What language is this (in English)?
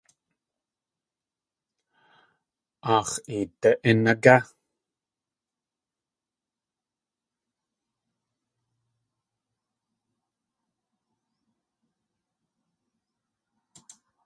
Tlingit